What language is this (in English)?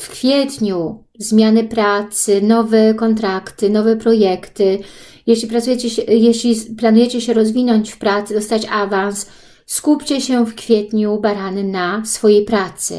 Polish